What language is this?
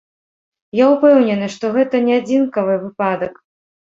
Belarusian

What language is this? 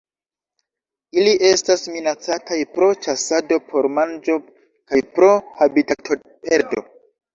Esperanto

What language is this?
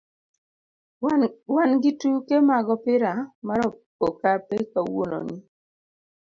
Luo (Kenya and Tanzania)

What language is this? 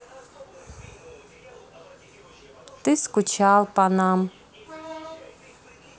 Russian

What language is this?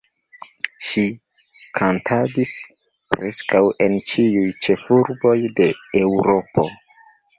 Esperanto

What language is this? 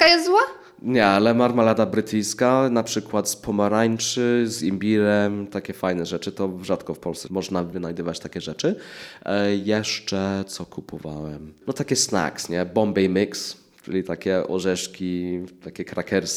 Polish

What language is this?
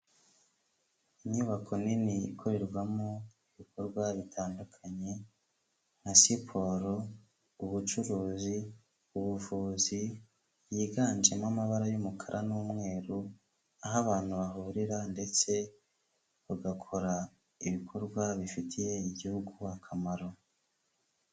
Kinyarwanda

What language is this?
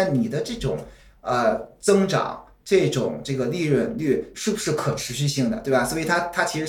Chinese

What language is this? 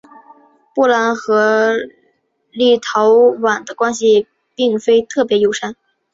Chinese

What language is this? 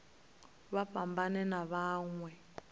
Venda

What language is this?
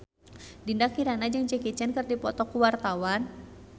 Sundanese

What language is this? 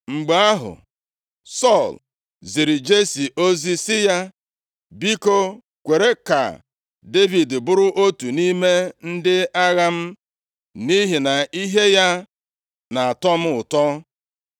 Igbo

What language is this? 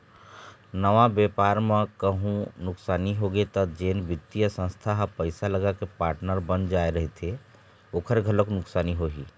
Chhattisgarhi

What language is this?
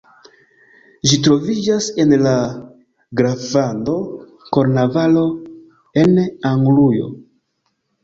Esperanto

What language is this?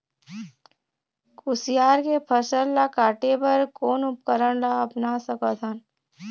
Chhattisgarhi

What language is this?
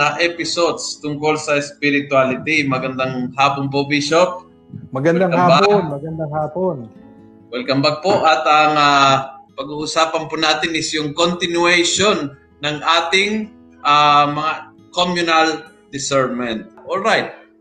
Filipino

